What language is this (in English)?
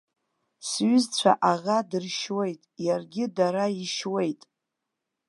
Abkhazian